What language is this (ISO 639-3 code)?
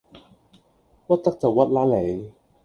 yue